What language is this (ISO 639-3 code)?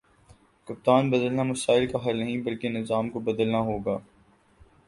urd